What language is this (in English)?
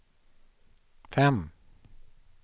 Swedish